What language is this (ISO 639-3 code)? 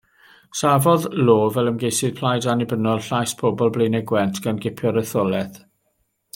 cym